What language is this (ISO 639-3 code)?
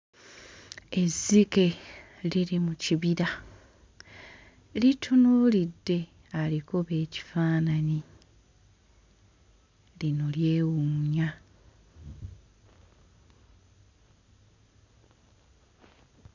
lug